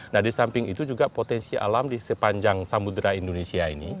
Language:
Indonesian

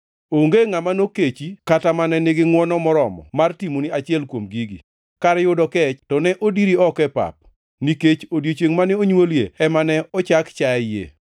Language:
Luo (Kenya and Tanzania)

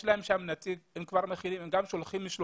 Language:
Hebrew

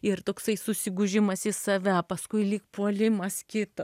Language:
Lithuanian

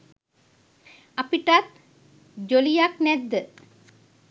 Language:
Sinhala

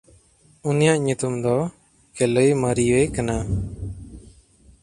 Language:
Santali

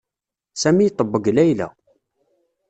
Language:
Kabyle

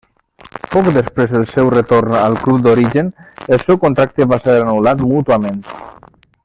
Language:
Catalan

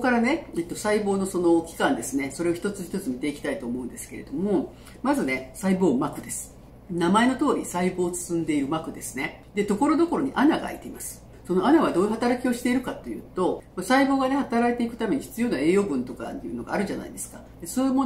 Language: Japanese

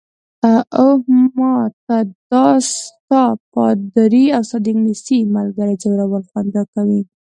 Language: Pashto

